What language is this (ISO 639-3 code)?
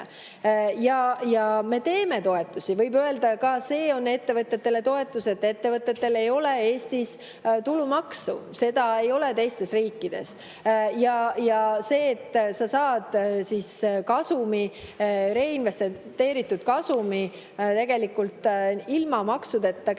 est